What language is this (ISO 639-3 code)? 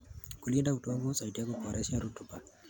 kln